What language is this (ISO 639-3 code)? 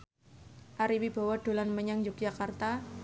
jav